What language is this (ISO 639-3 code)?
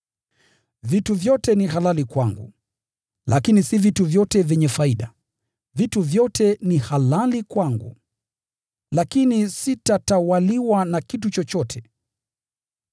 swa